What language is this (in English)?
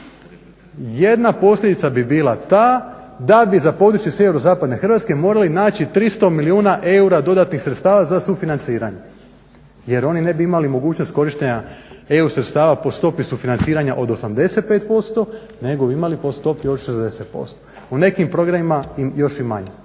Croatian